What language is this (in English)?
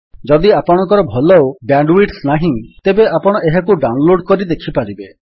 Odia